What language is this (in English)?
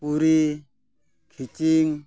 Santali